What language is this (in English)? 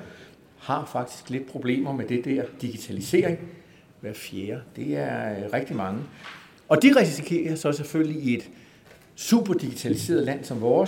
Danish